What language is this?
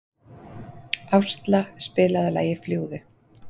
Icelandic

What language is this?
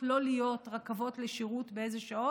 Hebrew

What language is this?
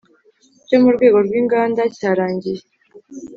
Kinyarwanda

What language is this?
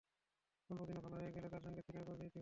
Bangla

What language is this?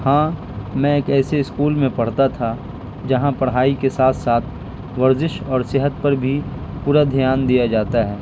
Urdu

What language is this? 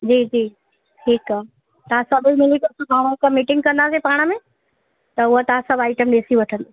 Sindhi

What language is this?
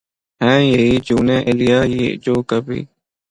Urdu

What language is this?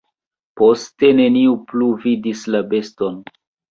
Esperanto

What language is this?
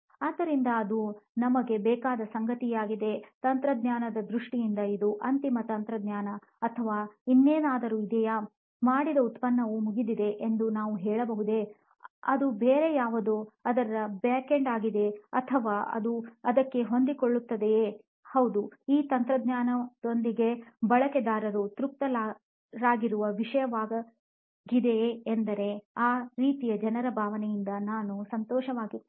Kannada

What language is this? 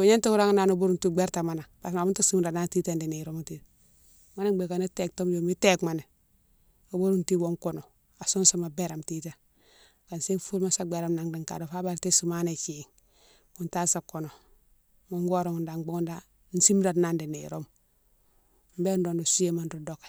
Mansoanka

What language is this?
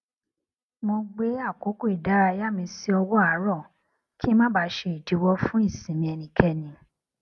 Yoruba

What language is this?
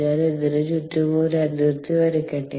Malayalam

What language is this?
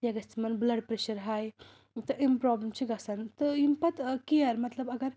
Kashmiri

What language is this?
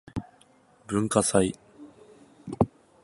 Japanese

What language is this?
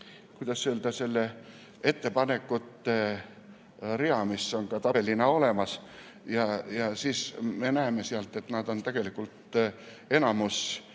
Estonian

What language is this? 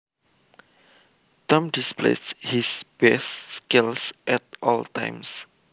Javanese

